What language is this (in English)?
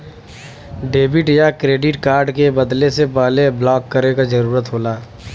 Bhojpuri